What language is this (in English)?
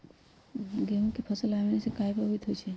Magahi